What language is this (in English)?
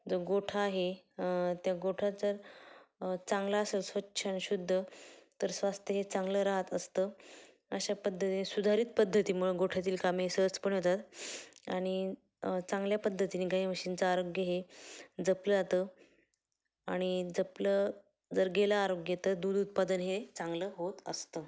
Marathi